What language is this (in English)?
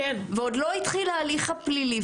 Hebrew